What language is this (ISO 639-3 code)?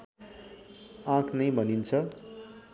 nep